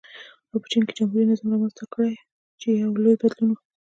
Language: Pashto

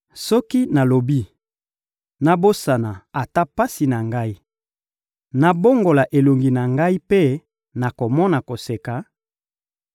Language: Lingala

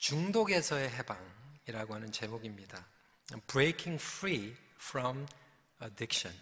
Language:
Korean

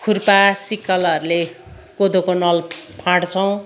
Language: Nepali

